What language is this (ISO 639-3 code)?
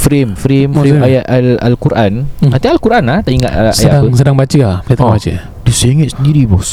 msa